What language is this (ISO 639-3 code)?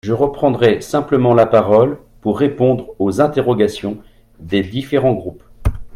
fra